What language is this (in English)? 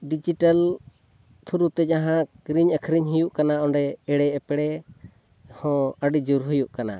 Santali